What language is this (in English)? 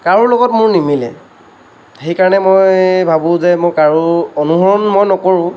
Assamese